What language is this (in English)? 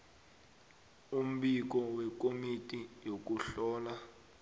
South Ndebele